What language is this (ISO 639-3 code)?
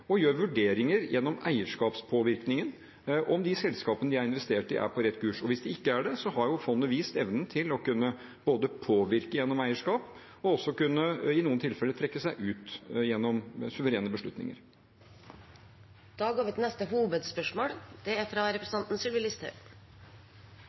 nob